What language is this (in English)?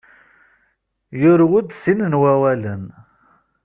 Kabyle